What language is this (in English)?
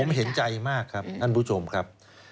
Thai